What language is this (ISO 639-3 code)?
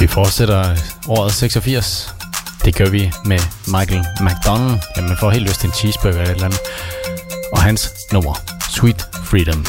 dan